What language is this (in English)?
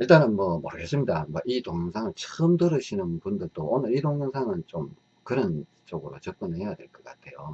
Korean